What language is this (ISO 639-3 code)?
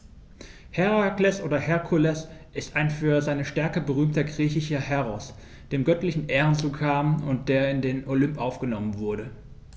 deu